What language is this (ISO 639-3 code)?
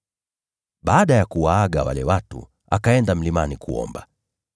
swa